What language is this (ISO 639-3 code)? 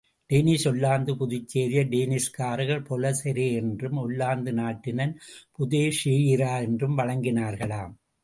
tam